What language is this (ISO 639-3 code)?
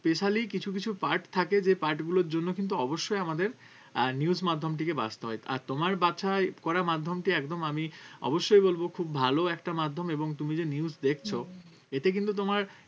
ben